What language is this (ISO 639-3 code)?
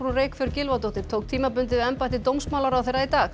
isl